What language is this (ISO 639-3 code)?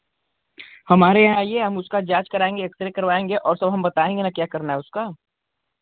hin